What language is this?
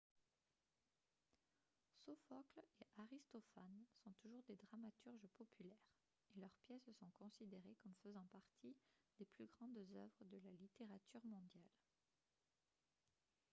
French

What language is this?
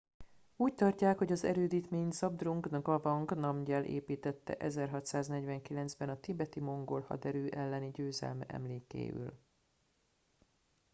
Hungarian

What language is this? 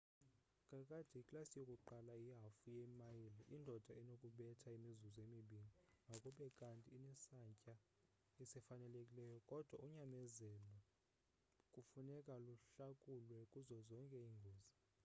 Xhosa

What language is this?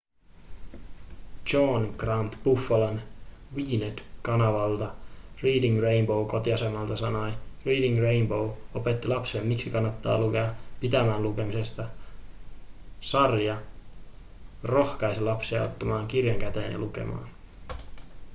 Finnish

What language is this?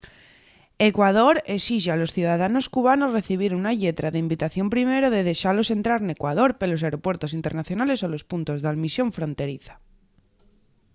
Asturian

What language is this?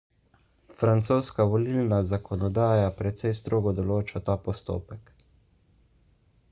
Slovenian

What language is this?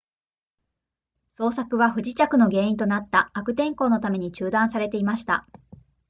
Japanese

